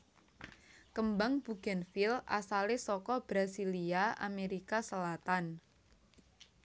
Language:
Javanese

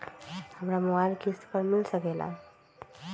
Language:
Magahi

